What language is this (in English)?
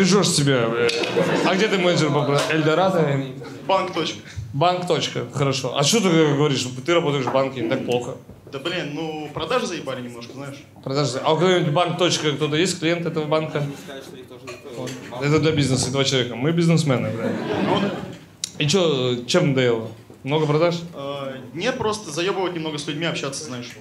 Russian